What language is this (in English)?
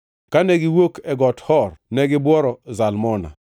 Luo (Kenya and Tanzania)